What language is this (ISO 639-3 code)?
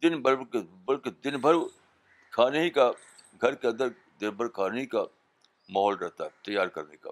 urd